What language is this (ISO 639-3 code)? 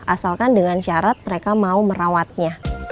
ind